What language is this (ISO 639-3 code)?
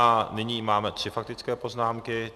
ces